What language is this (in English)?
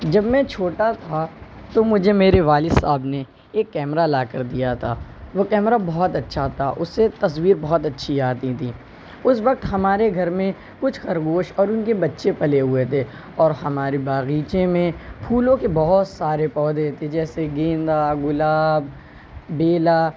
Urdu